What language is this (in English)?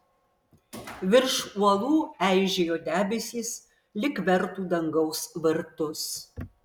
Lithuanian